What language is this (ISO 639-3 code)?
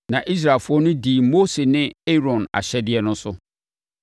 aka